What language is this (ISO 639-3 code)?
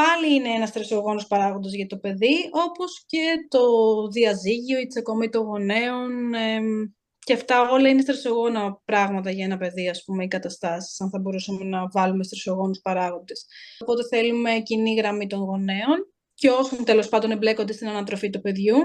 ell